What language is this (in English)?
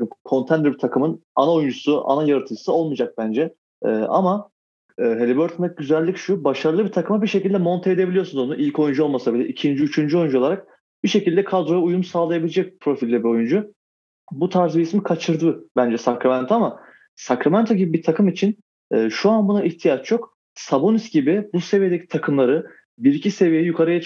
Turkish